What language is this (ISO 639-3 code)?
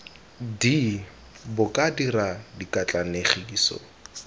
tsn